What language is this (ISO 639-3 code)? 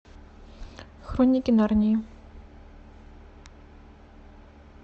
rus